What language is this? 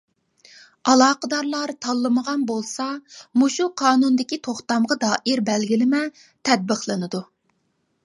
Uyghur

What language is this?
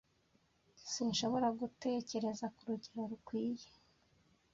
Kinyarwanda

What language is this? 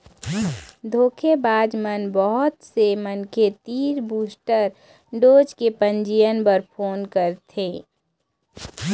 Chhattisgarhi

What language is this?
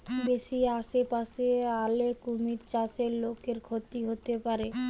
Bangla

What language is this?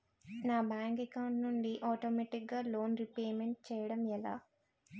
Telugu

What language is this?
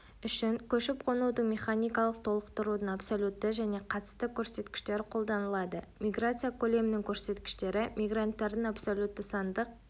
Kazakh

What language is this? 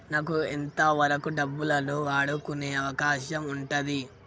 Telugu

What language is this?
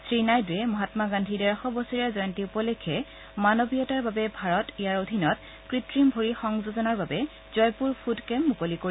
Assamese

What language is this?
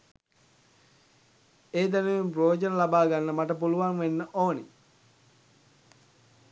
Sinhala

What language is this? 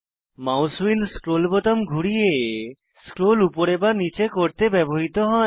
Bangla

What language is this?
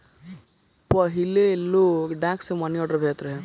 Bhojpuri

